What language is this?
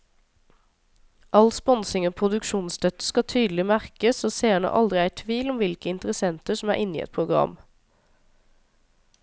Norwegian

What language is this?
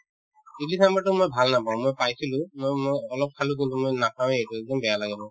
Assamese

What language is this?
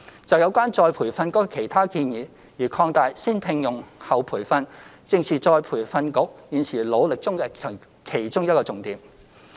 Cantonese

